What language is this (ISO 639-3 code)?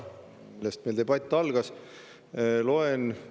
est